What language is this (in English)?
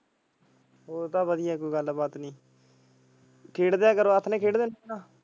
Punjabi